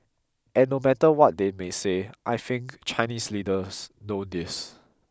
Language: English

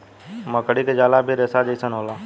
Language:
Bhojpuri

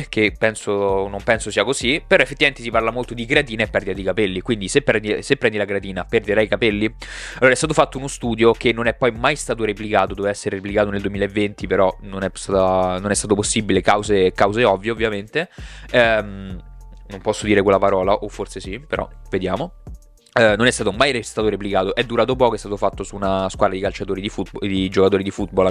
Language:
Italian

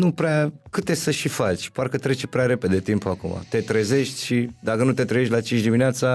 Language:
Romanian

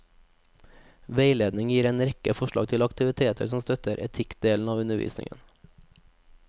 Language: Norwegian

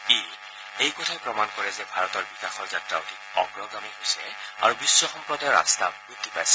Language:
Assamese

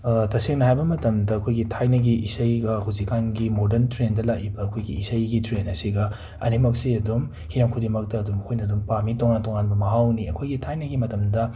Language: Manipuri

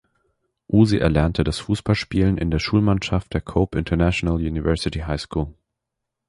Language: German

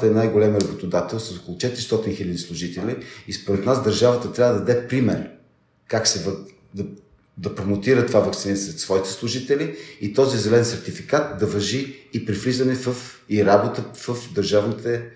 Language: Bulgarian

